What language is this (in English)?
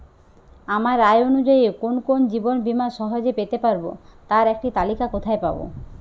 Bangla